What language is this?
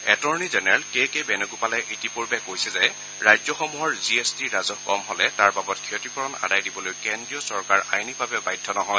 Assamese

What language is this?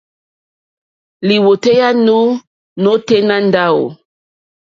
Mokpwe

